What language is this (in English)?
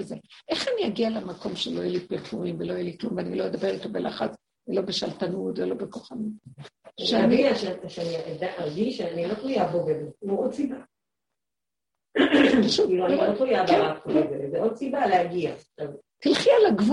Hebrew